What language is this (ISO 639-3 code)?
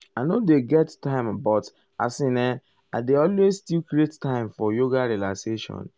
pcm